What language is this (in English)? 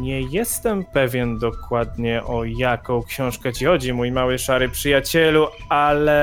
Polish